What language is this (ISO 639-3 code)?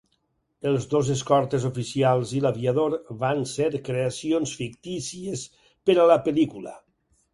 cat